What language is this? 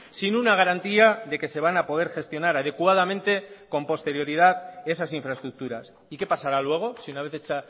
Spanish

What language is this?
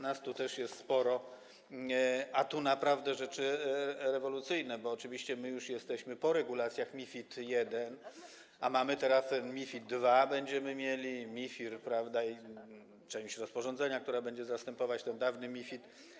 Polish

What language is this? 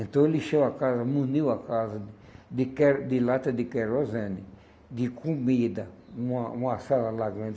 Portuguese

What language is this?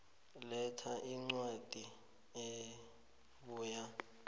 South Ndebele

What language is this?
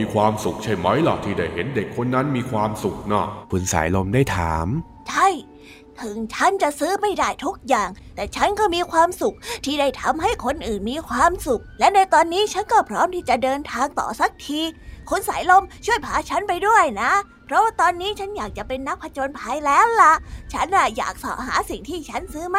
Thai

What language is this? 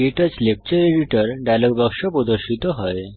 Bangla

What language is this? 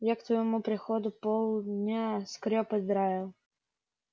Russian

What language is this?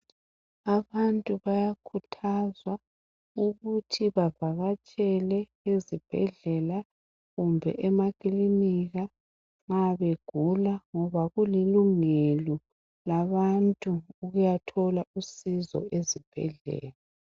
North Ndebele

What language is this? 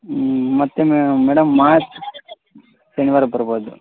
Kannada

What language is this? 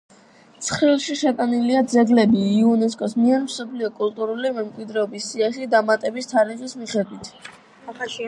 Georgian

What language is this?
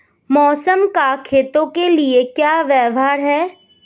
Hindi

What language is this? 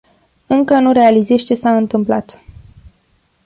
Romanian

